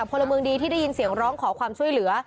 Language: Thai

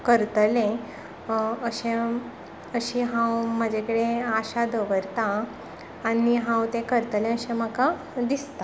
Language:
Konkani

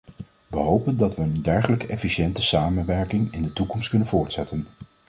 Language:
Dutch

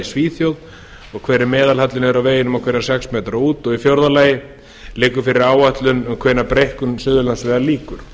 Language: Icelandic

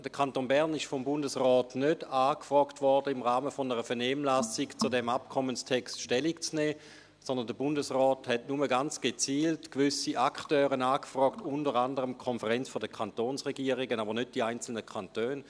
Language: Swiss German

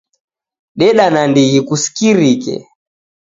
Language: Taita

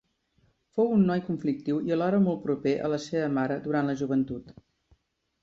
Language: Catalan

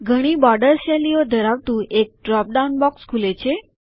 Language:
Gujarati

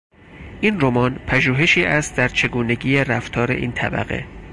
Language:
Persian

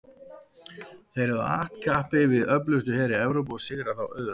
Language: Icelandic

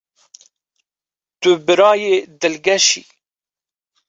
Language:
Kurdish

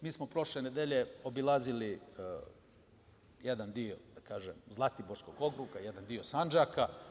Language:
Serbian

